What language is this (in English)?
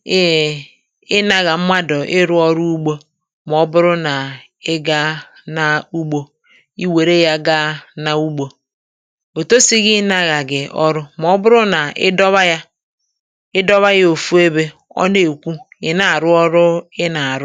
Igbo